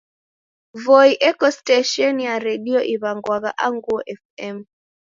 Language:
Taita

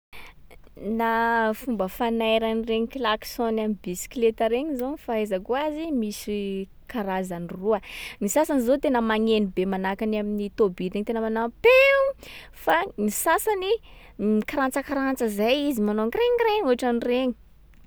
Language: Sakalava Malagasy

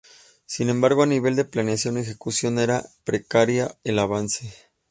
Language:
Spanish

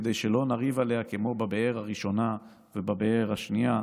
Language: Hebrew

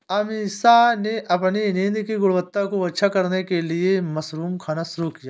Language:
Hindi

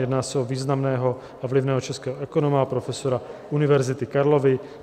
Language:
Czech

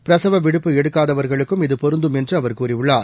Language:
Tamil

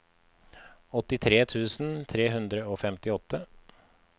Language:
Norwegian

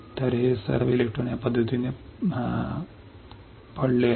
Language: Marathi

